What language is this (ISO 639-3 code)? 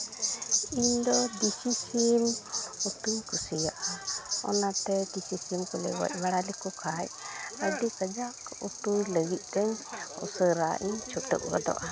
sat